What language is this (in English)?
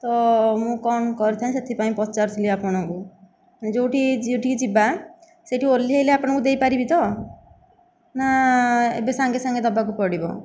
Odia